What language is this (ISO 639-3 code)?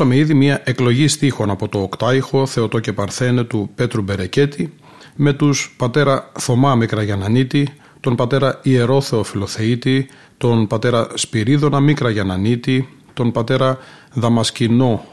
ell